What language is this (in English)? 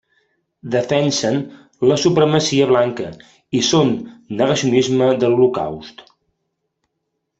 Catalan